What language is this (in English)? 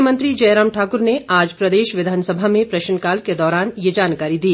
Hindi